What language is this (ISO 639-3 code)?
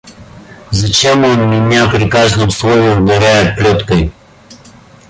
rus